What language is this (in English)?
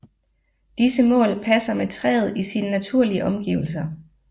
Danish